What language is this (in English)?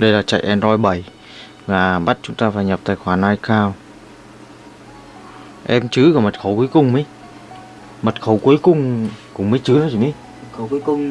Vietnamese